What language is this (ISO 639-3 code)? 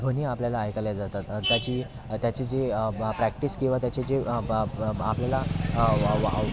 mar